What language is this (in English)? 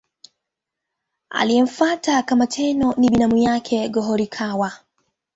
Swahili